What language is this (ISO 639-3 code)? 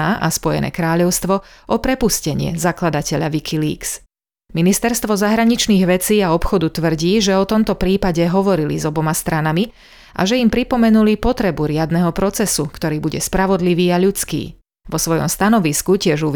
slk